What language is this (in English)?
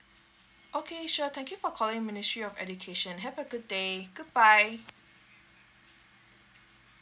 English